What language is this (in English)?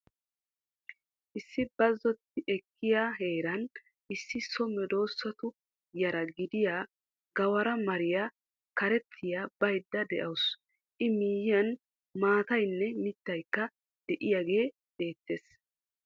Wolaytta